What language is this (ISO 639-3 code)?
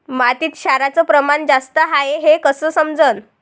mar